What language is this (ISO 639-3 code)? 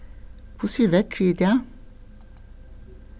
fao